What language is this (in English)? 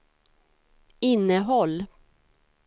Swedish